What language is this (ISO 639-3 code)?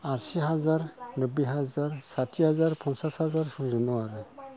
brx